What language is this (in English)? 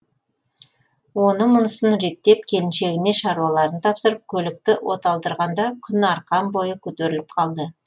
Kazakh